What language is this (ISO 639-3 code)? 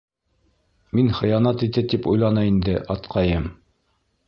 bak